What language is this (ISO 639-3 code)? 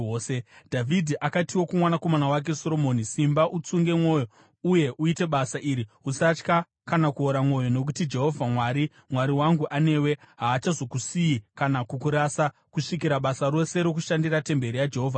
sna